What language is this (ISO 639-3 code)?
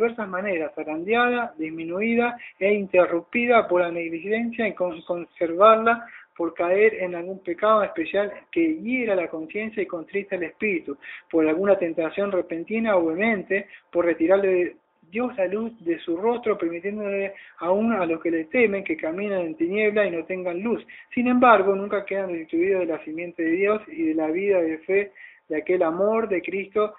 spa